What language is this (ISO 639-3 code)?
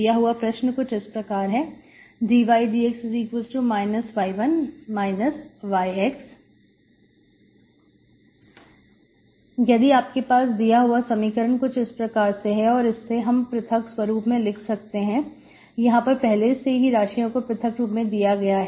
hin